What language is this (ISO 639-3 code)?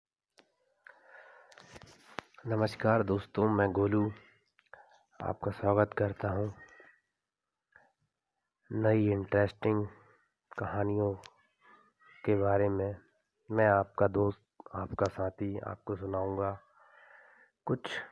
hin